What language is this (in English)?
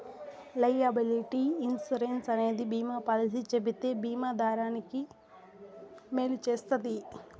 Telugu